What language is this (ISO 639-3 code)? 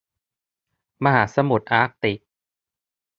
tha